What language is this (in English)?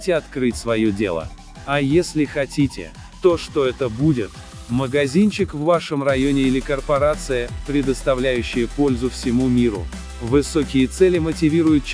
Russian